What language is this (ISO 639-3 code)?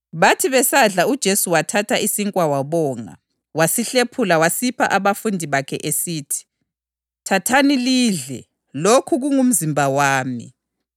nde